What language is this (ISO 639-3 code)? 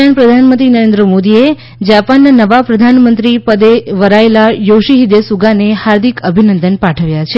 guj